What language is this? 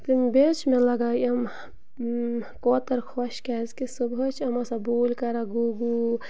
Kashmiri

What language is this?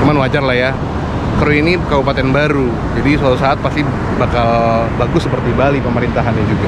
Indonesian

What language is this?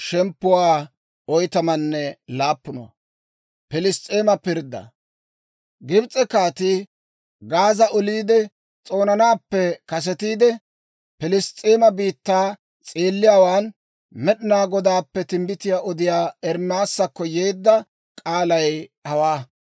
Dawro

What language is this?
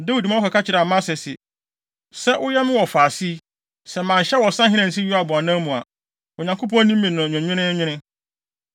Akan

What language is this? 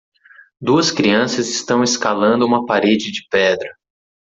Portuguese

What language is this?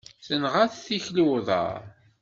Kabyle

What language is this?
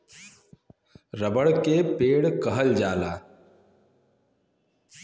Bhojpuri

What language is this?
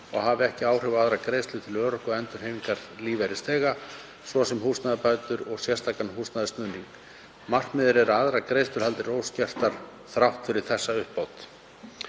Icelandic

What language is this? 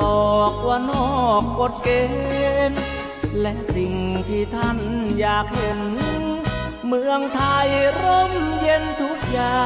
Thai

